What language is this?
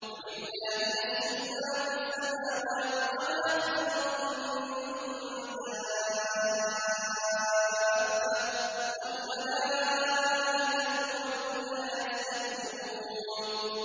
Arabic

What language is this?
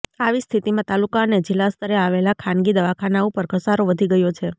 Gujarati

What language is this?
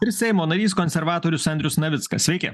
Lithuanian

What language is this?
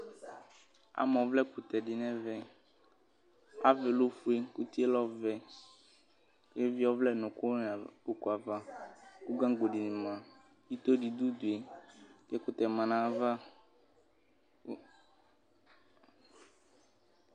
Ikposo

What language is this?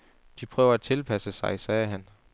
Danish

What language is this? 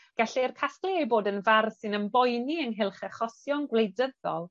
Welsh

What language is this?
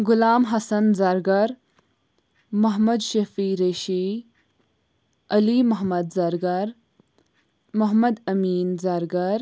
Kashmiri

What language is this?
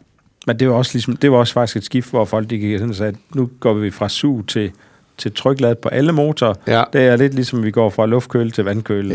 Danish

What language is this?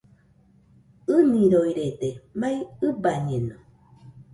Nüpode Huitoto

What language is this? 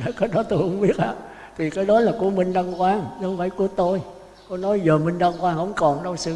Vietnamese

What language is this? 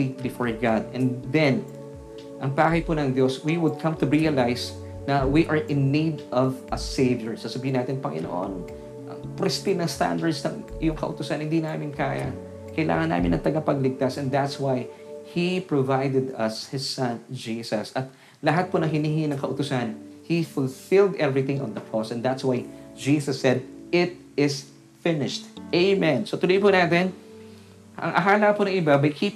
Filipino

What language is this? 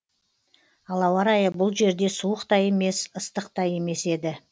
Kazakh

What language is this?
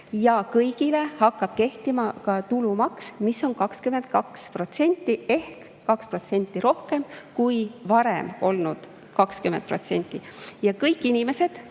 Estonian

